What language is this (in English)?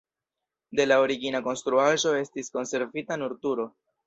Esperanto